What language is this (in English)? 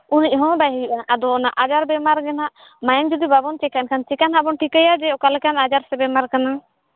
Santali